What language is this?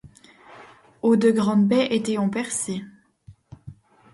French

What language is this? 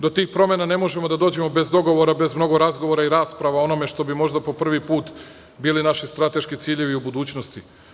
Serbian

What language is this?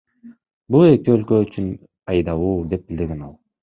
Kyrgyz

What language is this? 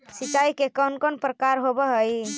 Magahi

